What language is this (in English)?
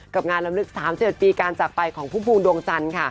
Thai